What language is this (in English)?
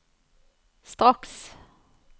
Norwegian